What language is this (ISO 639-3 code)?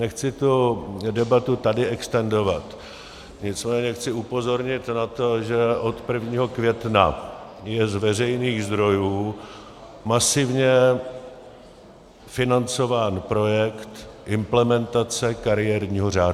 ces